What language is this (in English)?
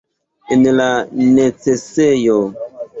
Esperanto